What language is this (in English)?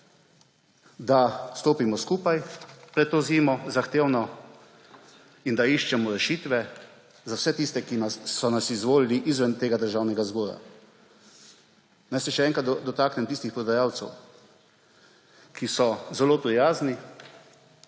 Slovenian